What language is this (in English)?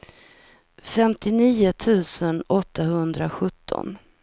Swedish